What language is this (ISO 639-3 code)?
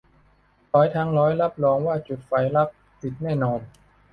tha